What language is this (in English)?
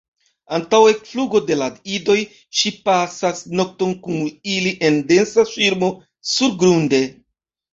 Esperanto